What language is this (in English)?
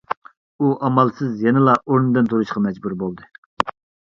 Uyghur